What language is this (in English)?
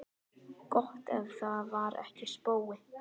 Icelandic